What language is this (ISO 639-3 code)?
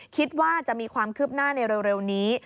tha